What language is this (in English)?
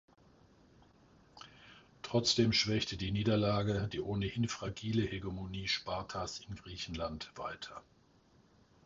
German